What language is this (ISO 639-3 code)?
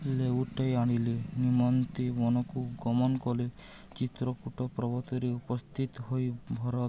ori